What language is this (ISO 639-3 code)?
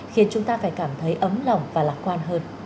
vie